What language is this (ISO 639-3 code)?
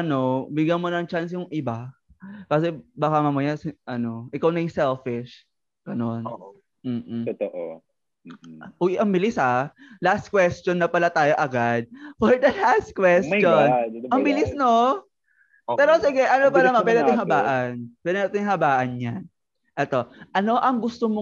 fil